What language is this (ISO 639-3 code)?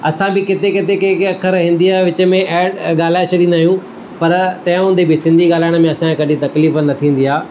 snd